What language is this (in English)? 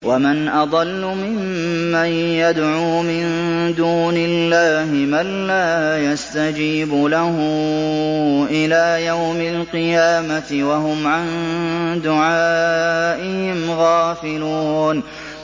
Arabic